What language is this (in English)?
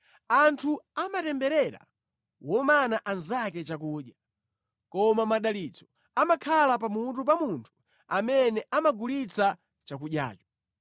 Nyanja